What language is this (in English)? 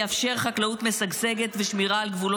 Hebrew